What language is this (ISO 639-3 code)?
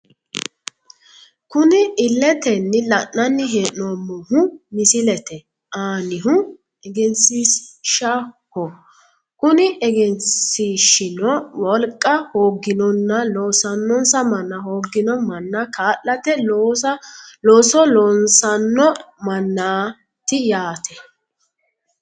sid